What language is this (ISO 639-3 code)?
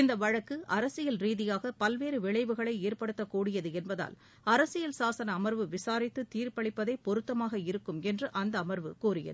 tam